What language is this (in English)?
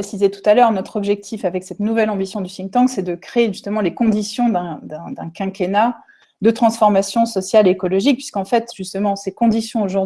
French